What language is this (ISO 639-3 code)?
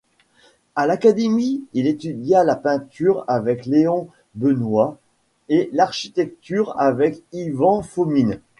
fra